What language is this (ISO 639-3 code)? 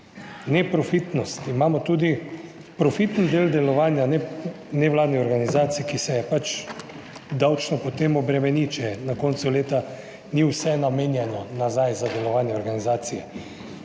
slv